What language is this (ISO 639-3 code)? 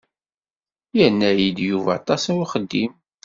kab